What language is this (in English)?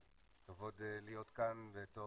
Hebrew